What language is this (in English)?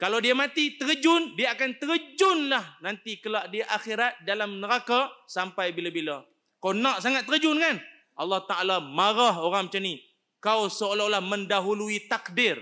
Malay